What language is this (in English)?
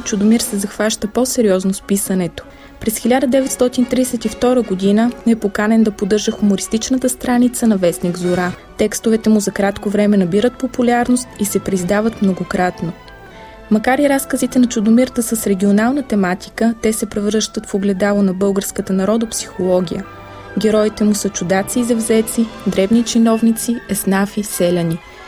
Bulgarian